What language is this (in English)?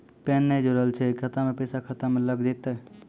Maithili